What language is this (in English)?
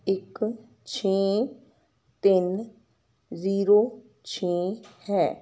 Punjabi